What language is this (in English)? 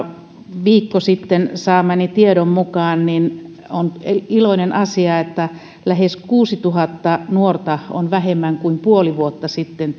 Finnish